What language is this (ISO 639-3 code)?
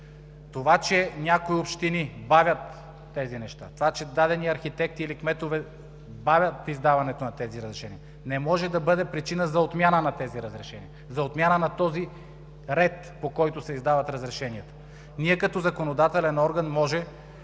bul